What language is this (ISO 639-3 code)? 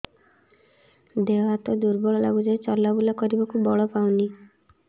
ori